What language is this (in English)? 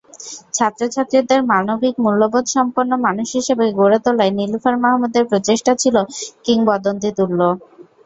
Bangla